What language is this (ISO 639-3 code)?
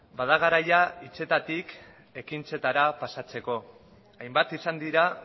eus